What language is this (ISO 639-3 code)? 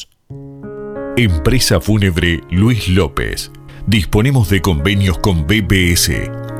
spa